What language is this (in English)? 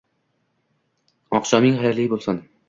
Uzbek